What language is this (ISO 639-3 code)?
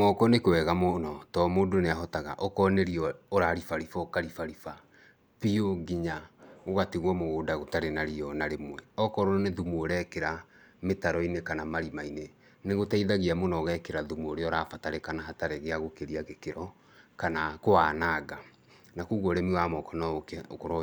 kik